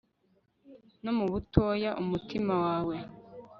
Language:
Kinyarwanda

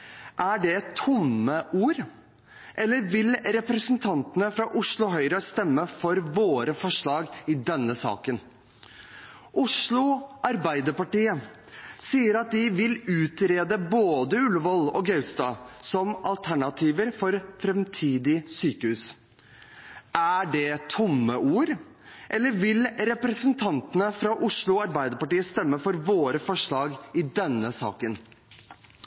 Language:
Norwegian Bokmål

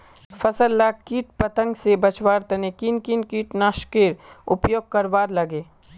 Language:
Magahi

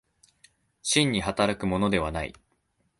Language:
Japanese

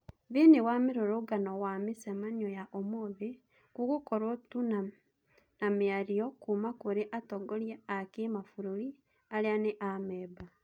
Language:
Kikuyu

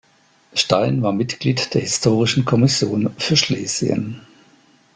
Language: German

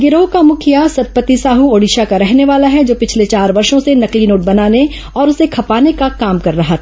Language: Hindi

